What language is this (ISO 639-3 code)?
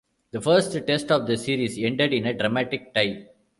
eng